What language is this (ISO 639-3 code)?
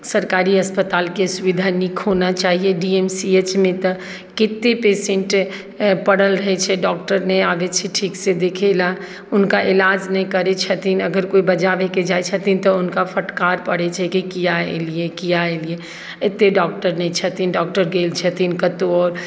mai